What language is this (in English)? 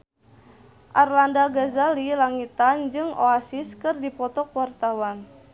Sundanese